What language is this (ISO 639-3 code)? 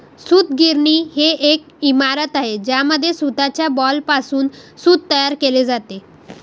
mar